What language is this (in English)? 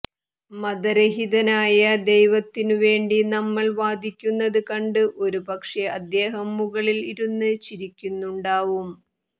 Malayalam